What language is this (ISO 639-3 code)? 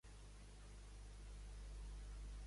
cat